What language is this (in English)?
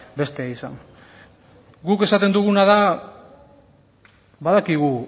Basque